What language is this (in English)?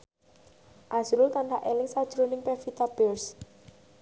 Javanese